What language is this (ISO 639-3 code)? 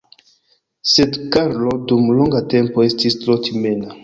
epo